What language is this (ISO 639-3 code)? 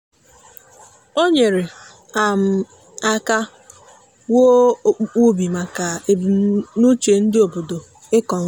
ibo